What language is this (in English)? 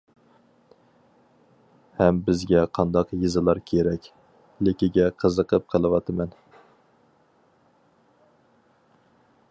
Uyghur